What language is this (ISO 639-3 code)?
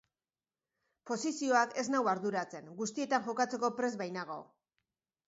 eus